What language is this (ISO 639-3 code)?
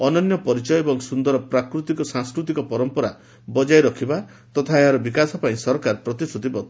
ori